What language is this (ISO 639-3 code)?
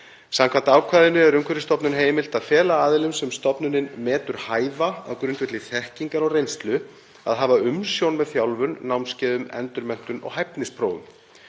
isl